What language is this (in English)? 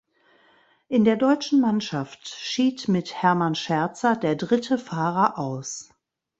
German